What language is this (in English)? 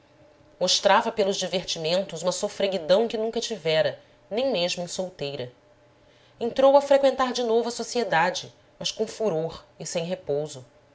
Portuguese